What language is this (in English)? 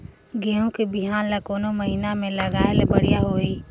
Chhattisgarhi